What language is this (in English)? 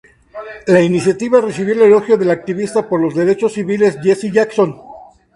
Spanish